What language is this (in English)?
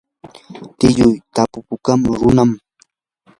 Yanahuanca Pasco Quechua